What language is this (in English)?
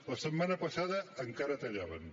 Catalan